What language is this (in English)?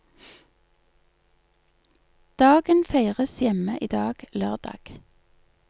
Norwegian